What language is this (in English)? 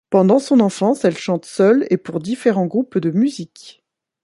French